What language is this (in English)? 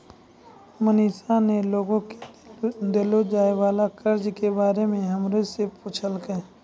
Maithili